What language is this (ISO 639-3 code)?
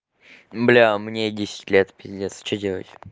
rus